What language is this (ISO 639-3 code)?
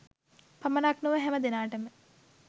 sin